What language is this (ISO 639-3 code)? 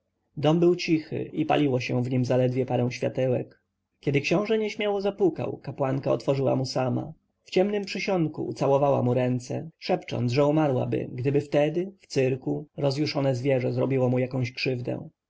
pol